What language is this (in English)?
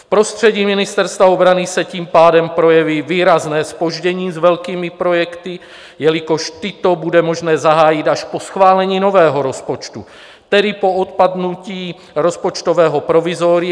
Czech